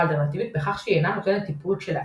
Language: Hebrew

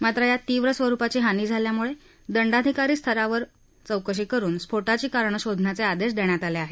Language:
Marathi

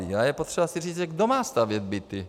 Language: Czech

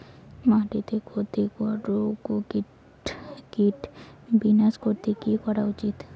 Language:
Bangla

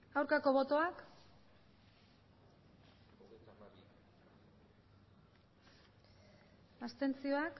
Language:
Basque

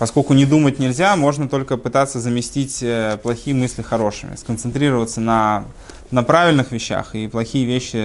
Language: Russian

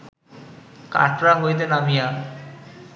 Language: Bangla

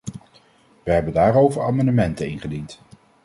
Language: Dutch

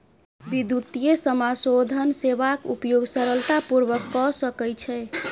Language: Maithili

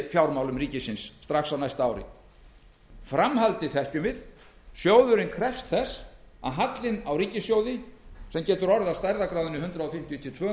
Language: Icelandic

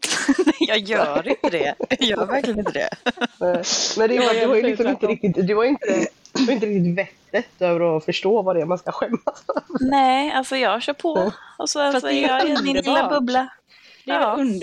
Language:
Swedish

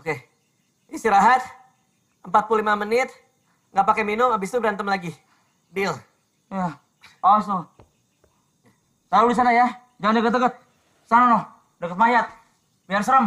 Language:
Indonesian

